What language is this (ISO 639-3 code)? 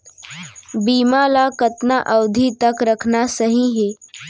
hne